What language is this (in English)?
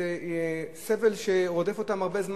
Hebrew